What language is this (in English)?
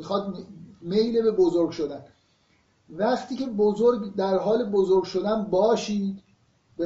Persian